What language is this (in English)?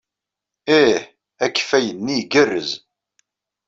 Kabyle